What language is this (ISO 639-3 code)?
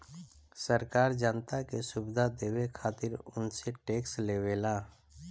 bho